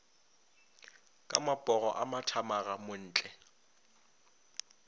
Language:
Northern Sotho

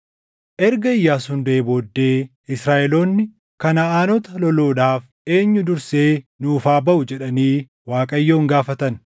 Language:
Oromo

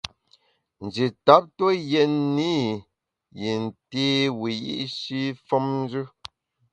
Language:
Bamun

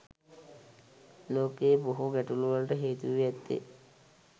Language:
Sinhala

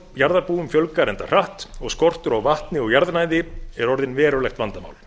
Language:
Icelandic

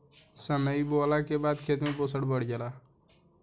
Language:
Bhojpuri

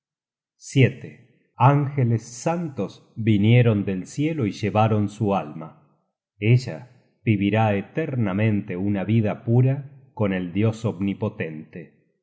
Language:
Spanish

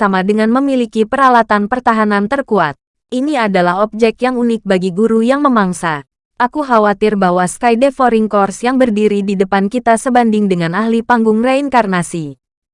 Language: Indonesian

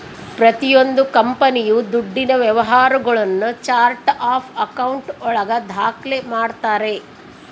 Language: Kannada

